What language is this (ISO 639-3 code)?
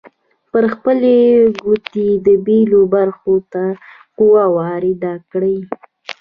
pus